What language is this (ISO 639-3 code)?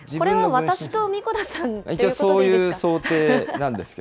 jpn